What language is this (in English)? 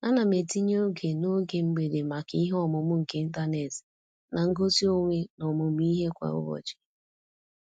Igbo